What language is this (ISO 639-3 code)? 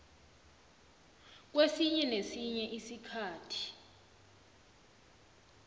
nbl